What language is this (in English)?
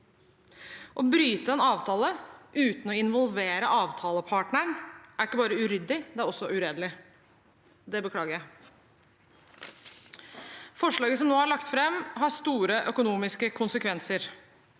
Norwegian